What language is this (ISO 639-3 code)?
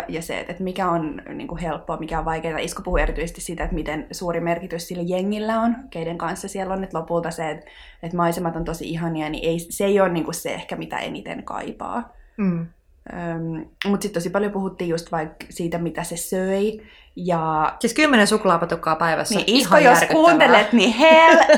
fin